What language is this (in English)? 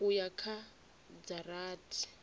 Venda